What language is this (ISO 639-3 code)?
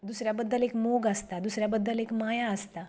kok